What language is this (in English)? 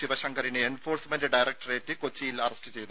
Malayalam